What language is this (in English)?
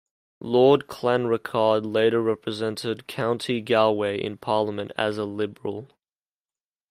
English